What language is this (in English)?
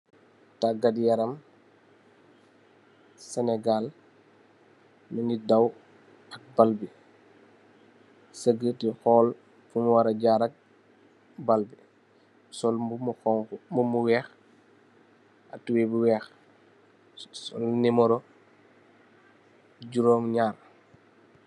Wolof